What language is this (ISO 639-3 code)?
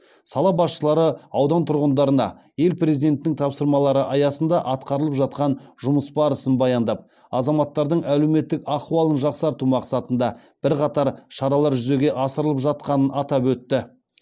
kaz